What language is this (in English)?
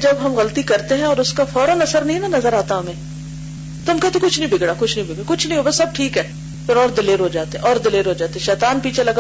Urdu